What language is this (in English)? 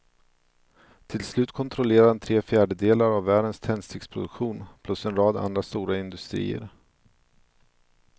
Swedish